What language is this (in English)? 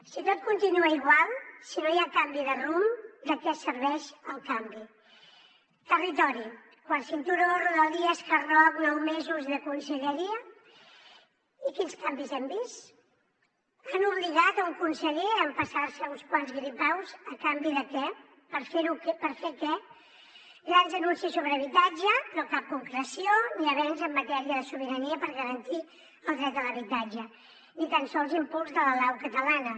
Catalan